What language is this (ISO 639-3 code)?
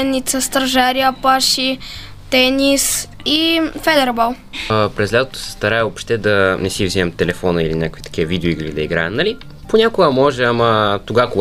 bul